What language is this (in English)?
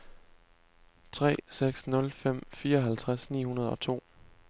Danish